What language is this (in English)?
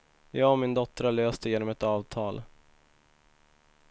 Swedish